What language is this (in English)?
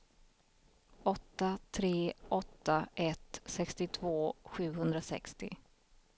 Swedish